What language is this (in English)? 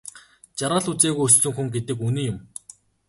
Mongolian